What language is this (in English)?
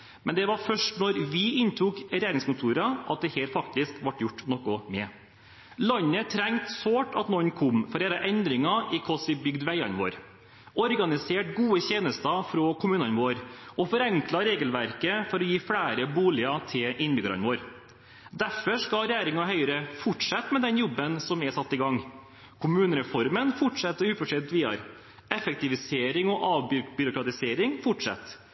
Norwegian Bokmål